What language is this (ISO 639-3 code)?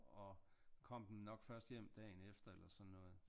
dan